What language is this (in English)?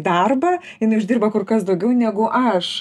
Lithuanian